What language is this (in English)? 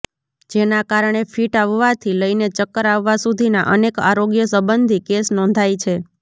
Gujarati